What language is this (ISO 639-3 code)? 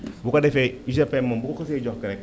wol